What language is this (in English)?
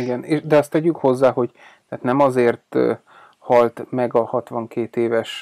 Hungarian